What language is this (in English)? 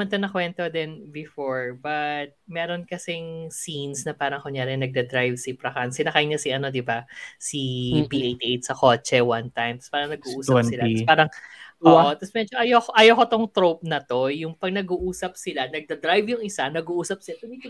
Filipino